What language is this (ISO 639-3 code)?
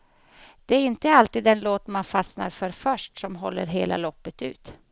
swe